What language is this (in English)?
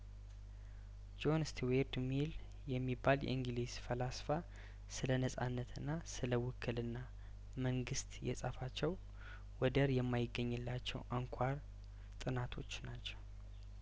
Amharic